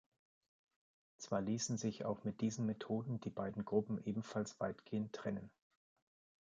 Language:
German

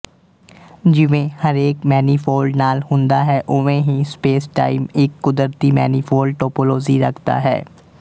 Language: Punjabi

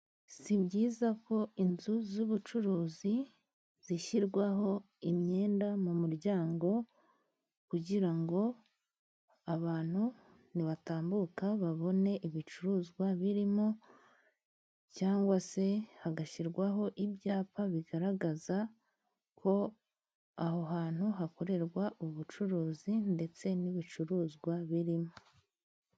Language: Kinyarwanda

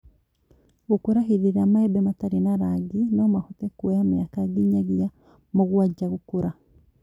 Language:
Kikuyu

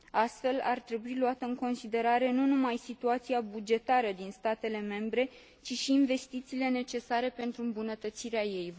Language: Romanian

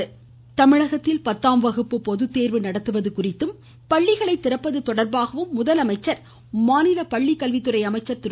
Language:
Tamil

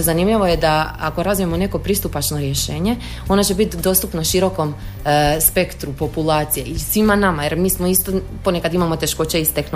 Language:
Croatian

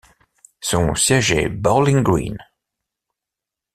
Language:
French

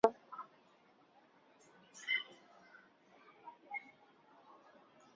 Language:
Chinese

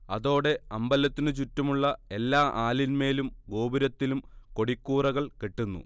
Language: Malayalam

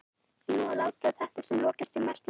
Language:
Icelandic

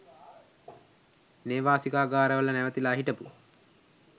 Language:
Sinhala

